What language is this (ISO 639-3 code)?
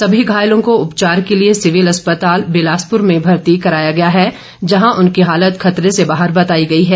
hin